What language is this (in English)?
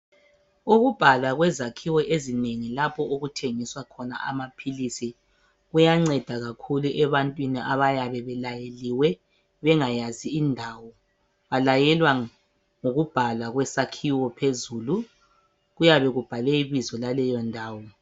North Ndebele